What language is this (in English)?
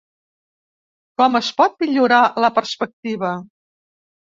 Catalan